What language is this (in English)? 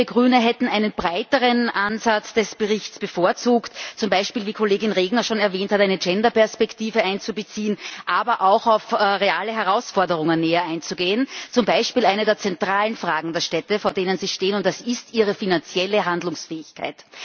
German